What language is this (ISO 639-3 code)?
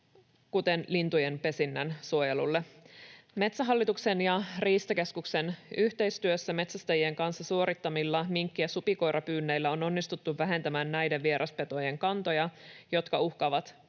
fin